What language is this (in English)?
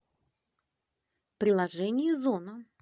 Russian